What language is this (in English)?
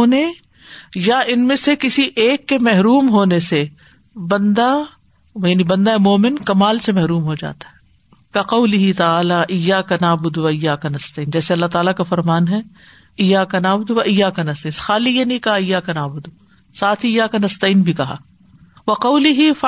Urdu